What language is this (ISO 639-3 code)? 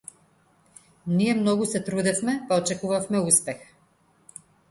mkd